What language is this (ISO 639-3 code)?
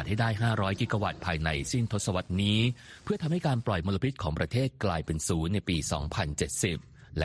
tha